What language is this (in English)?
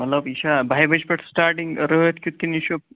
Kashmiri